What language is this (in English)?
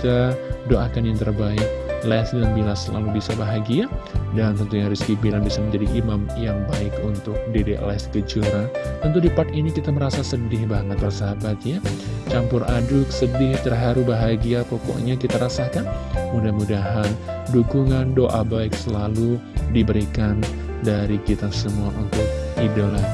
Indonesian